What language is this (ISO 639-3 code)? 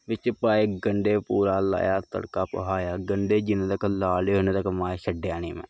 doi